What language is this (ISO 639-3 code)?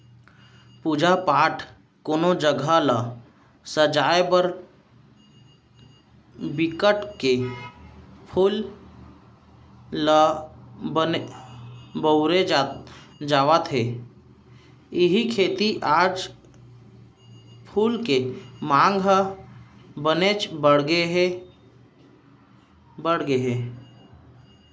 hne